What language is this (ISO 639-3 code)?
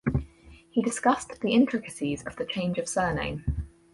eng